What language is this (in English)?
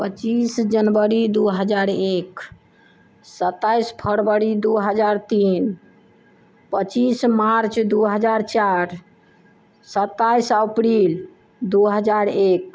Maithili